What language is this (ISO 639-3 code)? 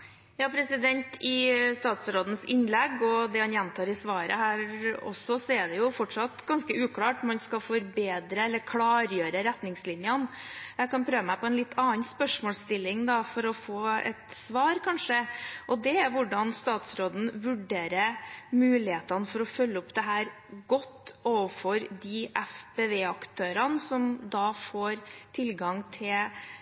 nob